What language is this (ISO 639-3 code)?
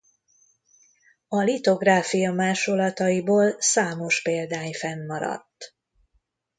hun